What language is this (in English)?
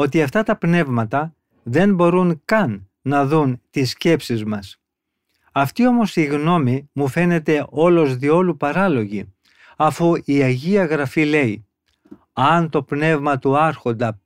Greek